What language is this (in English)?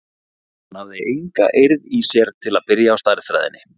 Icelandic